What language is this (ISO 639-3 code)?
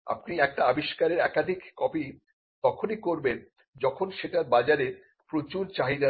ben